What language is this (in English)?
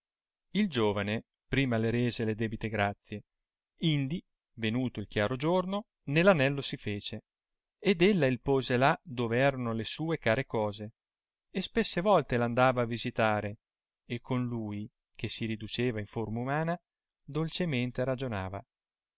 Italian